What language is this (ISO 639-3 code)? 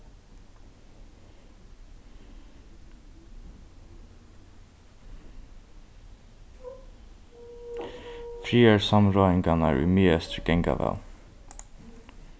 fao